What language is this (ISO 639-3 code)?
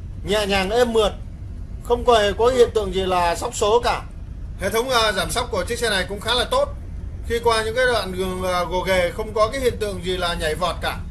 vie